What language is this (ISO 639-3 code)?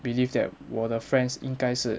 eng